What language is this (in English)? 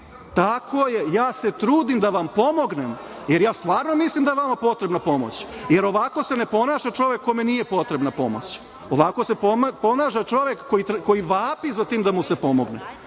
Serbian